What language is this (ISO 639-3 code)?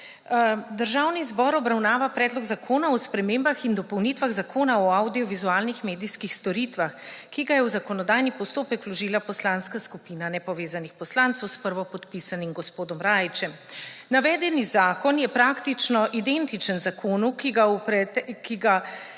slv